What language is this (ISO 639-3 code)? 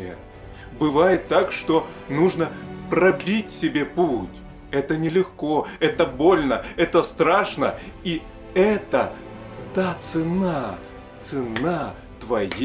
rus